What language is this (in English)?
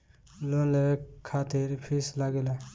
Bhojpuri